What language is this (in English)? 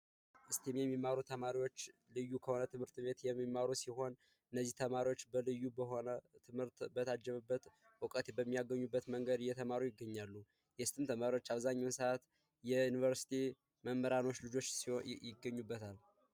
Amharic